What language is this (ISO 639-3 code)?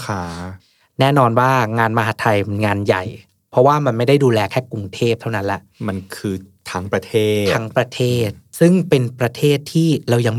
tha